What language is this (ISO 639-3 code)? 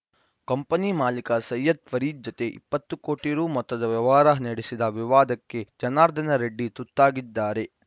kan